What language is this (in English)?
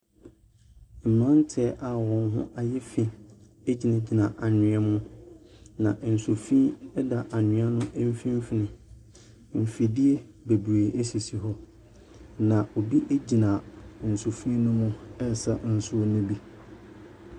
Akan